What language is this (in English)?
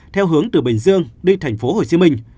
Vietnamese